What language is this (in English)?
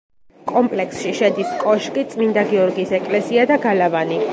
Georgian